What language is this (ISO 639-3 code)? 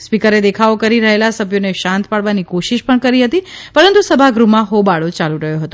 guj